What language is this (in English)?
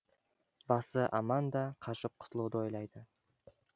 Kazakh